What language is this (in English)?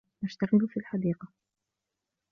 Arabic